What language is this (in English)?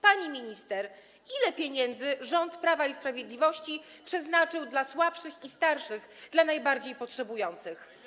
Polish